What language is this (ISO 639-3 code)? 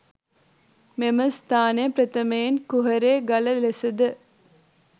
sin